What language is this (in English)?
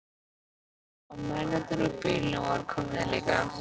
Icelandic